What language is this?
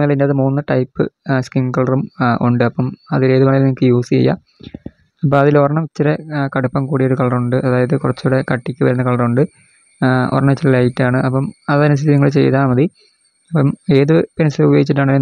Malayalam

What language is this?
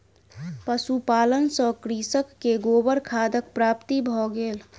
Maithili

